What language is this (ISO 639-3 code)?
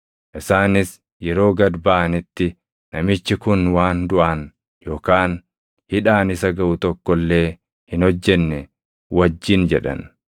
orm